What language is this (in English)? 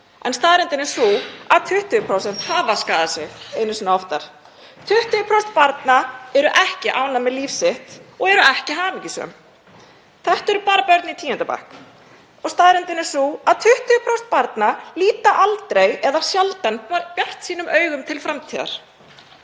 Icelandic